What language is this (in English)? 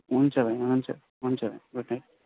Nepali